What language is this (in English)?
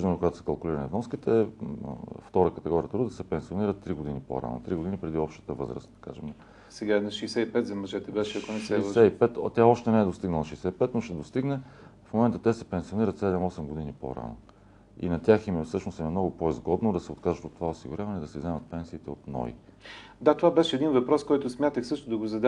Bulgarian